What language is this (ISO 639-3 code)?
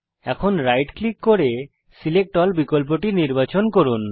ben